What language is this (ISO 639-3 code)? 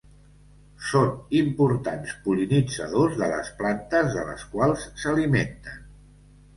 cat